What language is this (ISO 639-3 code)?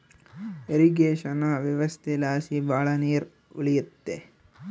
kan